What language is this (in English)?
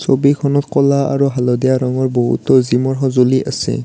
Assamese